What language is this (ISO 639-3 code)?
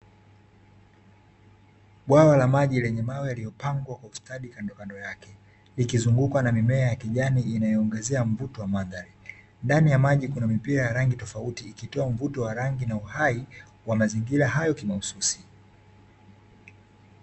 swa